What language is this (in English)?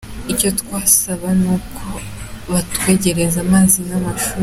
Kinyarwanda